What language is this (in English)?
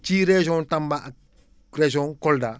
Wolof